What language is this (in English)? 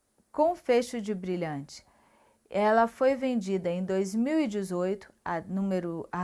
Portuguese